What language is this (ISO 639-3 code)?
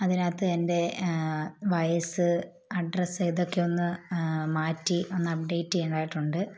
mal